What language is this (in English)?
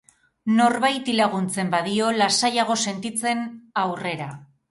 Basque